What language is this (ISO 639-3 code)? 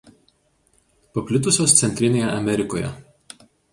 lit